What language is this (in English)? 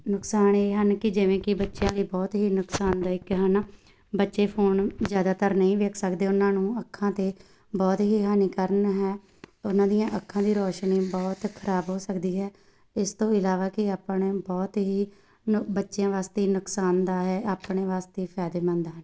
Punjabi